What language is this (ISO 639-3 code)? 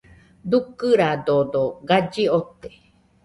hux